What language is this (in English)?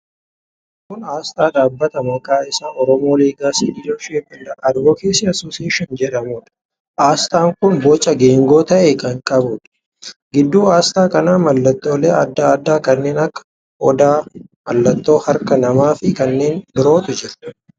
Oromo